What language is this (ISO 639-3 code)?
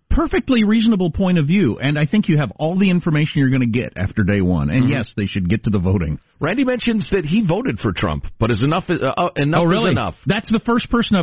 eng